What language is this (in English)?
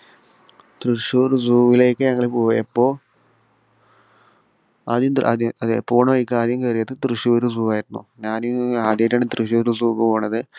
Malayalam